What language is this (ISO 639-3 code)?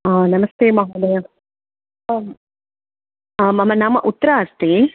san